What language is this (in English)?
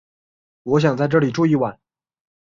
Chinese